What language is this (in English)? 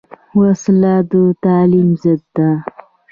Pashto